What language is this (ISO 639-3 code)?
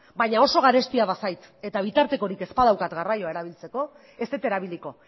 eus